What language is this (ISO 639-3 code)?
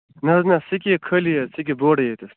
kas